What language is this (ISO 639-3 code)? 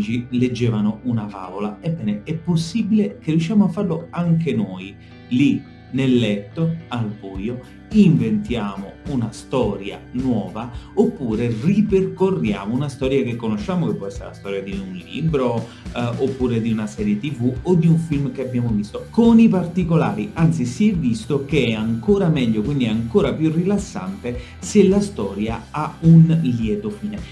ita